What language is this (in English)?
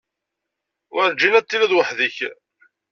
Kabyle